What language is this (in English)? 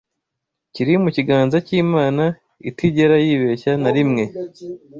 Kinyarwanda